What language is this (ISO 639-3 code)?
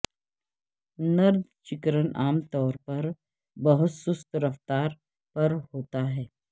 urd